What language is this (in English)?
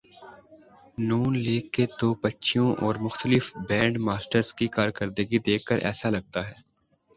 Urdu